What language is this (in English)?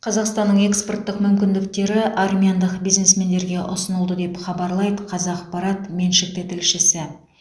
Kazakh